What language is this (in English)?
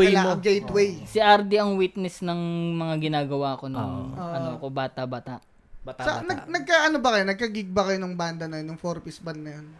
Filipino